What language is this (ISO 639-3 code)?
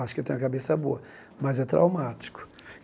por